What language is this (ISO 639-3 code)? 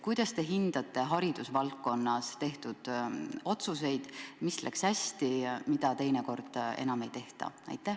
est